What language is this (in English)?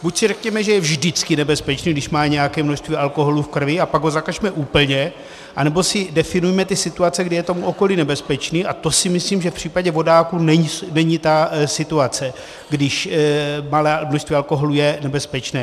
Czech